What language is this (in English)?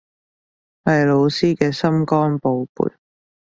Cantonese